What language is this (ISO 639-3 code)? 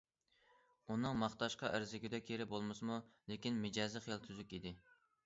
uig